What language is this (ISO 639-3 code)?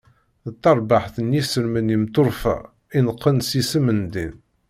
kab